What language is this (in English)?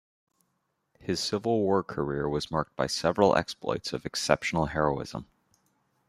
English